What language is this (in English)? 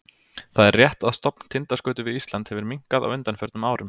Icelandic